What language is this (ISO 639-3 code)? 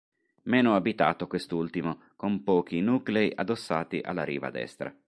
ita